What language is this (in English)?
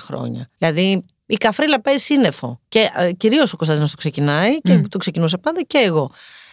Greek